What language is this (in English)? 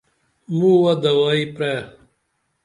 Dameli